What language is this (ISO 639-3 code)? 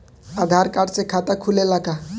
bho